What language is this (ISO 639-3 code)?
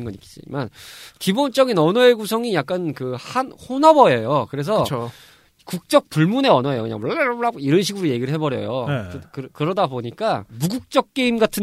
kor